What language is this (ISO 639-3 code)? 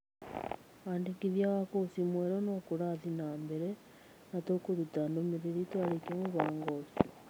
kik